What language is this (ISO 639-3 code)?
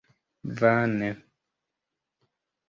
epo